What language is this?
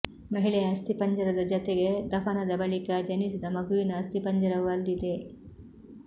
Kannada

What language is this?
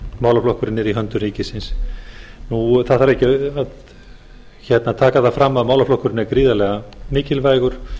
Icelandic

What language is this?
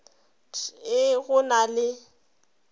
Northern Sotho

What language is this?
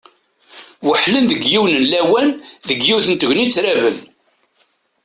Kabyle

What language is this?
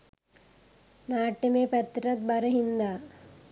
Sinhala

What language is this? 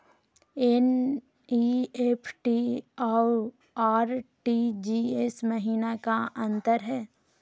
Magahi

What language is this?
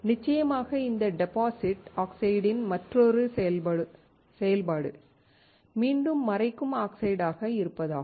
Tamil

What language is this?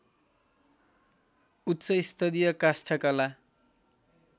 Nepali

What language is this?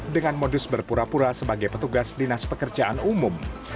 Indonesian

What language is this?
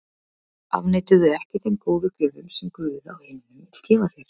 Icelandic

